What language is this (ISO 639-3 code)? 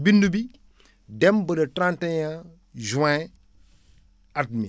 wol